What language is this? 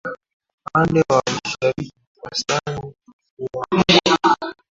Swahili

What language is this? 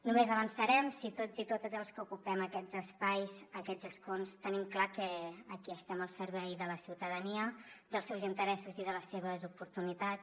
Catalan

